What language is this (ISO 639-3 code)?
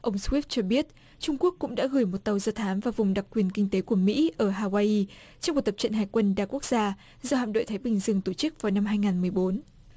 vie